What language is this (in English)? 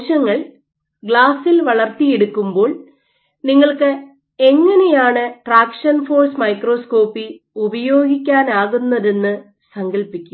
Malayalam